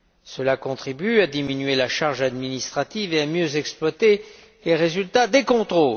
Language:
French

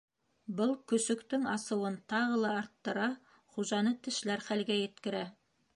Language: Bashkir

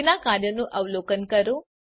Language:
Gujarati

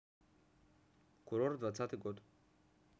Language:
Russian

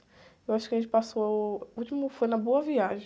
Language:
Portuguese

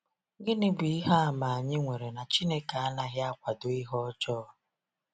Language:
Igbo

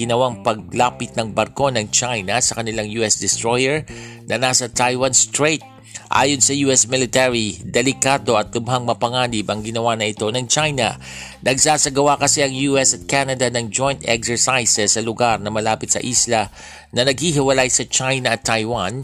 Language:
Filipino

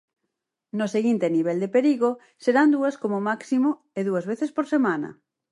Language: Galician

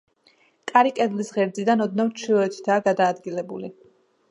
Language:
Georgian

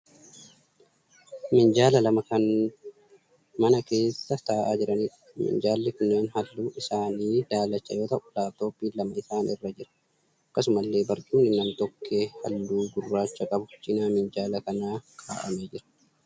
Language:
Oromo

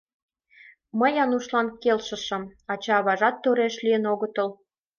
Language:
Mari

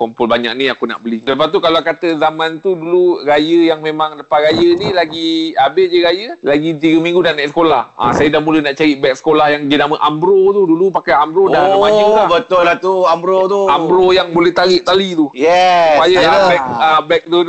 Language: Malay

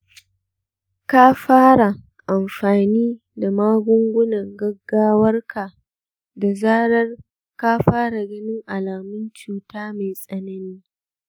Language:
Hausa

